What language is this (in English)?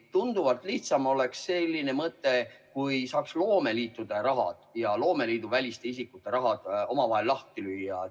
Estonian